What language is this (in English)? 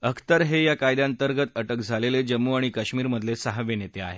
Marathi